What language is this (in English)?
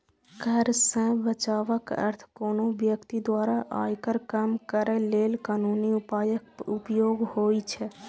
Maithili